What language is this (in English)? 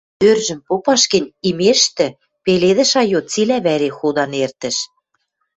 Western Mari